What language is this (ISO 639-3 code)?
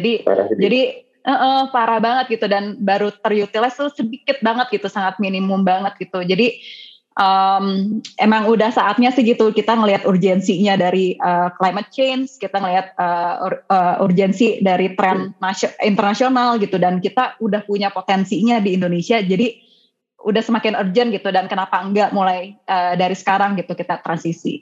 ind